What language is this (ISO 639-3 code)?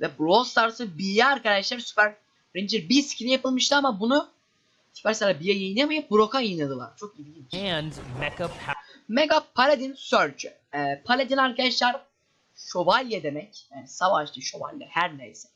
tur